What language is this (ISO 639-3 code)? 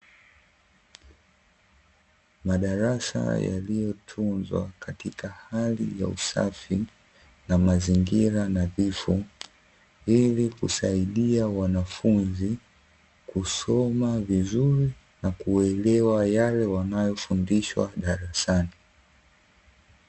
swa